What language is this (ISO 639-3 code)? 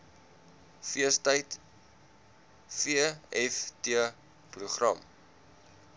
afr